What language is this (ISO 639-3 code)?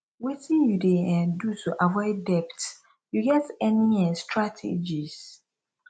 pcm